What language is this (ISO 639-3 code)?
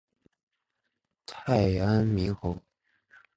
zho